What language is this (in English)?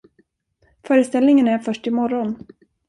Swedish